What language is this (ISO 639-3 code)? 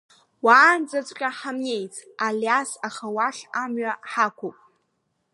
abk